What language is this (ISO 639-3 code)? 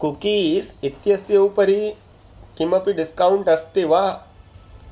san